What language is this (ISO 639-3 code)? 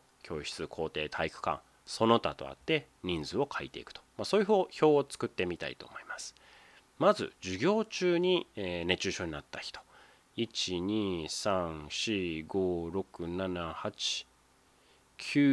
jpn